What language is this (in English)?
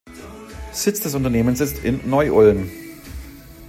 German